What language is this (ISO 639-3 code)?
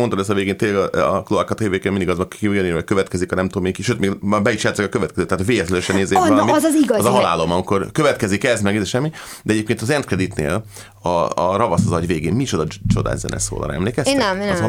hun